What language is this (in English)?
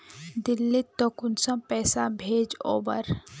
Magahi